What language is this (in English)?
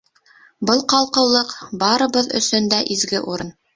Bashkir